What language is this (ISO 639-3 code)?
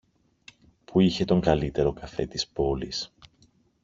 ell